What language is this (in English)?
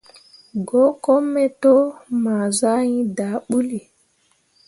Mundang